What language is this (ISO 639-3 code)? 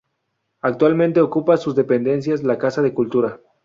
spa